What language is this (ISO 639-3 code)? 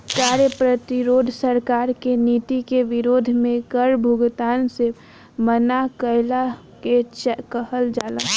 bho